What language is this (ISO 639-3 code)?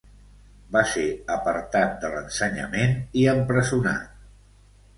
cat